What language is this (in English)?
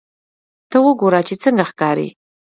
Pashto